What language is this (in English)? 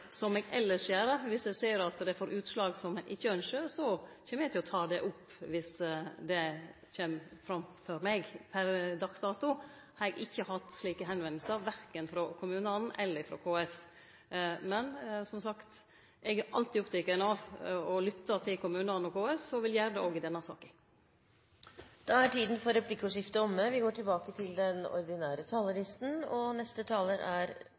Norwegian Nynorsk